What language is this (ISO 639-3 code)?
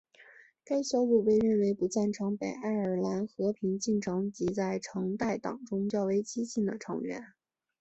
zho